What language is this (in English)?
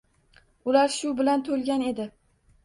Uzbek